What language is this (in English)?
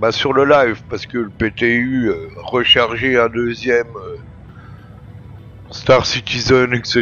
French